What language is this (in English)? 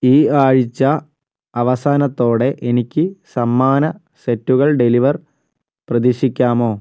Malayalam